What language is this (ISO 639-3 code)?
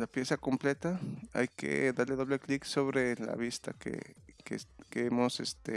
spa